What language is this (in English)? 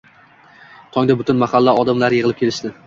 Uzbek